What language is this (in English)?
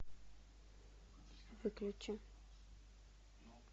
Russian